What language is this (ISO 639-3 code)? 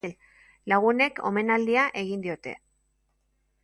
eus